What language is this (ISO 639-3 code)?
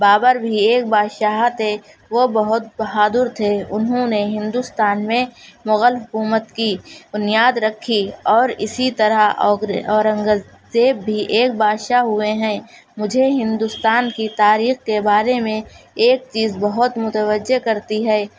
urd